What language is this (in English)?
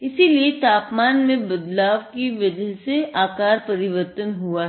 Hindi